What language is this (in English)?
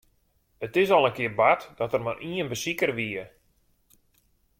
Western Frisian